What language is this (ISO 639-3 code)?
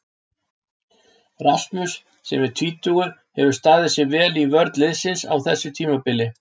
isl